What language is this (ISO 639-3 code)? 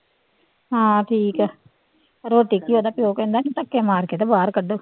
pan